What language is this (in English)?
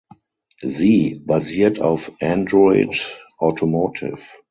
German